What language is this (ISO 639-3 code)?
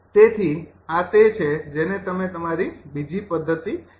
guj